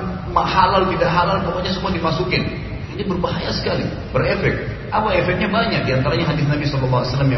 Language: Indonesian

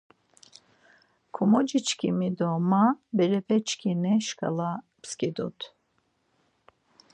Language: Laz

